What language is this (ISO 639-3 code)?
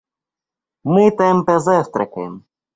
rus